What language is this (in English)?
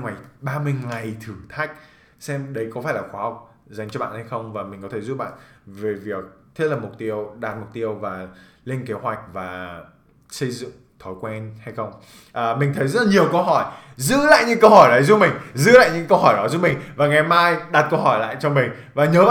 Vietnamese